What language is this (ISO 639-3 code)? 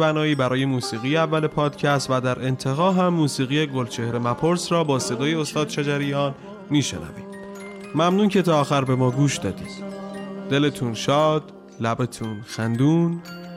fas